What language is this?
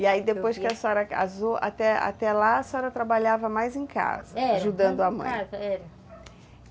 Portuguese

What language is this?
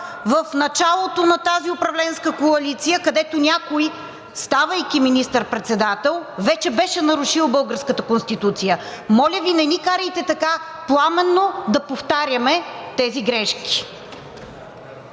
Bulgarian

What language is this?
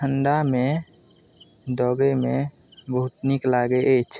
Maithili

